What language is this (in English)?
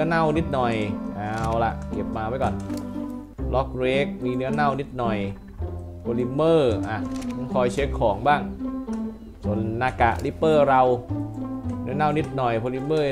Thai